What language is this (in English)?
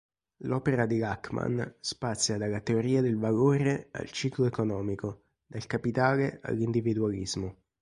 Italian